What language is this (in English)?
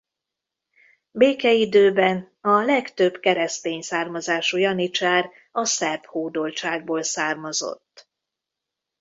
Hungarian